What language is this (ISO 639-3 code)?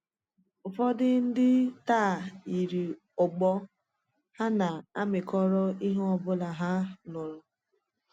ibo